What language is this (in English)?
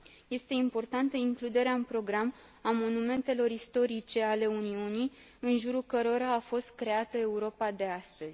Romanian